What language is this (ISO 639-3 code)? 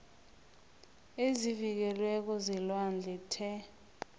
nbl